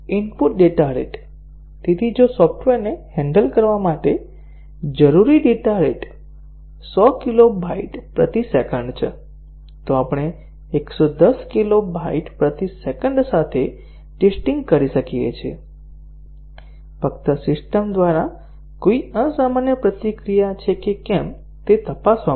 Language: Gujarati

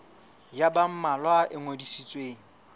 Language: Southern Sotho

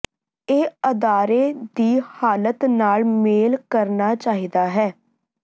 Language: Punjabi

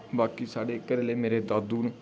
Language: Dogri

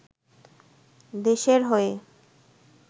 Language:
Bangla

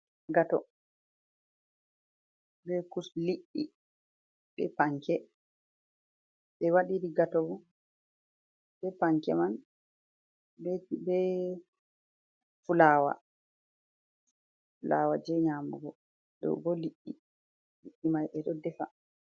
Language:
Fula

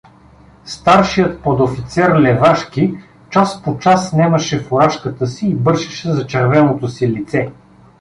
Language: Bulgarian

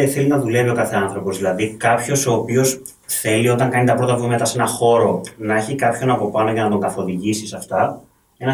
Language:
Greek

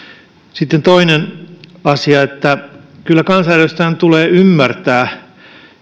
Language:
Finnish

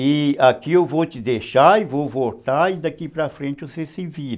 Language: Portuguese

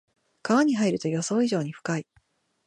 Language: Japanese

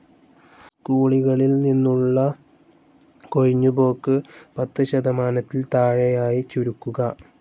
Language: Malayalam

